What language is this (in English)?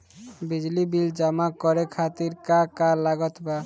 Bhojpuri